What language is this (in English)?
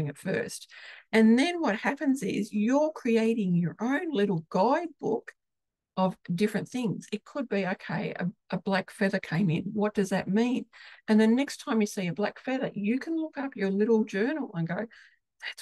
English